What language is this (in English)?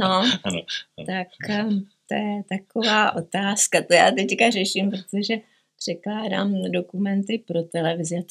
Czech